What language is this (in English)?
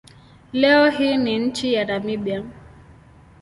Swahili